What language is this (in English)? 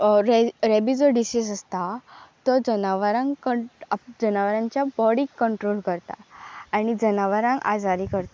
Konkani